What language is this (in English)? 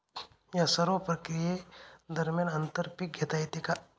Marathi